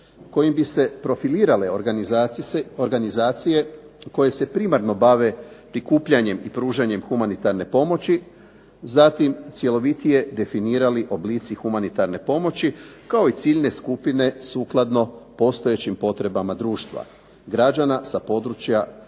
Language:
Croatian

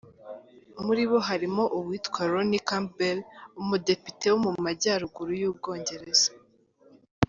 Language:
Kinyarwanda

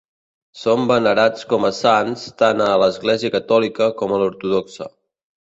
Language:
Catalan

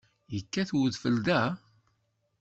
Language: Kabyle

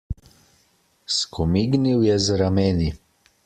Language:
Slovenian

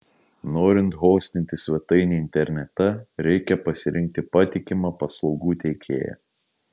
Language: Lithuanian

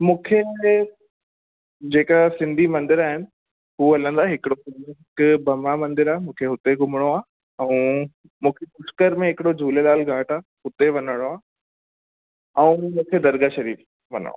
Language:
Sindhi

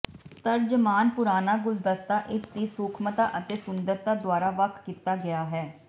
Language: Punjabi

